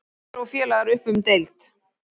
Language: Icelandic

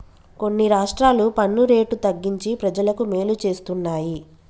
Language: Telugu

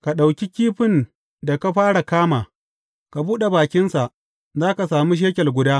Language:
Hausa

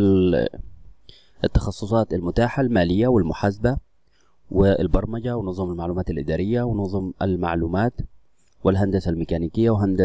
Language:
Arabic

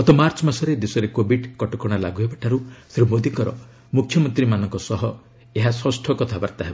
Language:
Odia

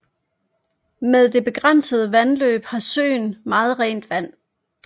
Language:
Danish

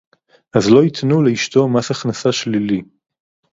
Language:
Hebrew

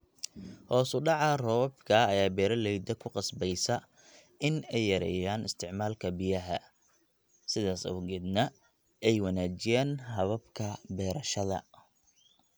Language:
Somali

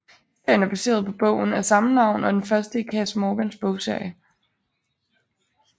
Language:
Danish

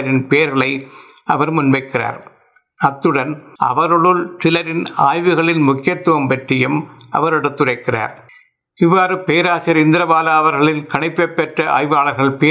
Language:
Tamil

